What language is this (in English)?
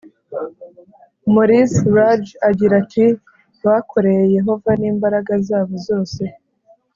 Kinyarwanda